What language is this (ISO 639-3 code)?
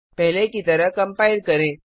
hin